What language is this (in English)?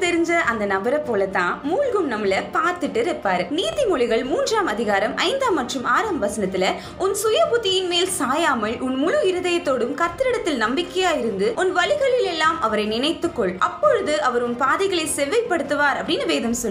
Tamil